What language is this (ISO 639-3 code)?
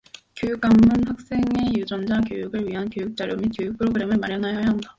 kor